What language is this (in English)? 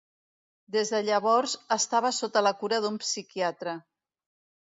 Catalan